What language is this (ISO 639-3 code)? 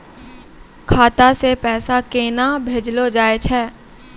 mai